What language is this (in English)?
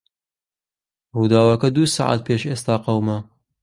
Central Kurdish